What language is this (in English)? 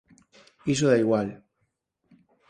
Galician